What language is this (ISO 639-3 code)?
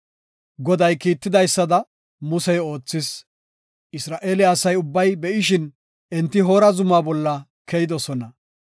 gof